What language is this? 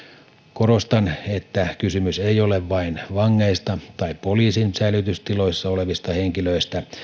Finnish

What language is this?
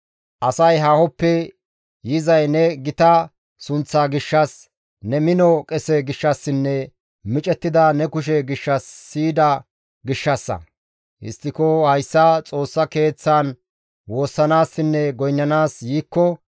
Gamo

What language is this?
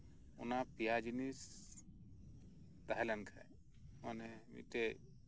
Santali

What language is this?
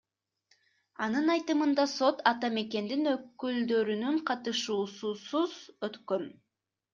Kyrgyz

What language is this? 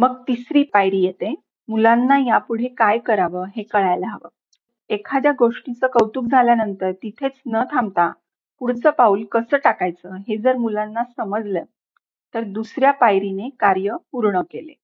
Marathi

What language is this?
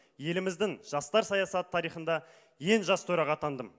Kazakh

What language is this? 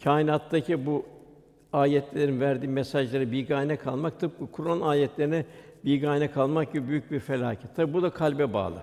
Turkish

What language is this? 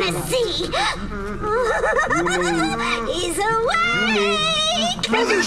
Arabic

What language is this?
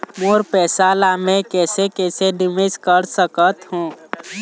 Chhattisgarhi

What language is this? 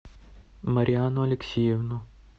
Russian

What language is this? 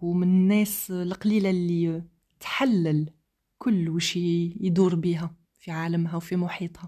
Arabic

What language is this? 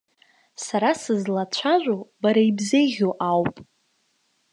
Abkhazian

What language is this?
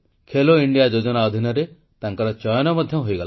Odia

